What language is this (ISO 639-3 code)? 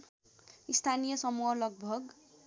nep